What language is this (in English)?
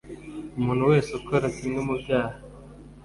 Kinyarwanda